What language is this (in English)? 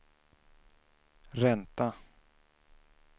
Swedish